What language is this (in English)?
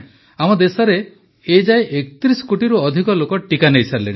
Odia